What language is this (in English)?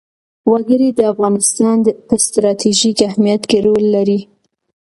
Pashto